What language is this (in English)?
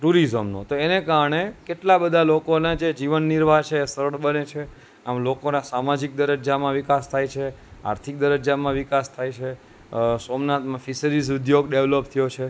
Gujarati